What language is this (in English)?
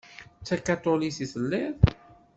Kabyle